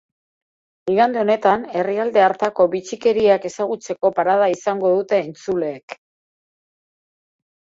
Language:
Basque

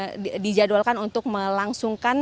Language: Indonesian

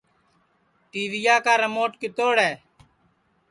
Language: Sansi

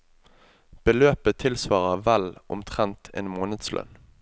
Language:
Norwegian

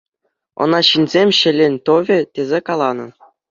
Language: Chuvash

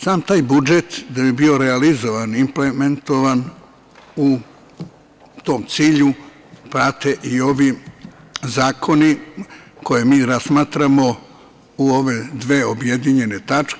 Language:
Serbian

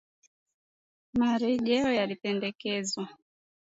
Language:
Swahili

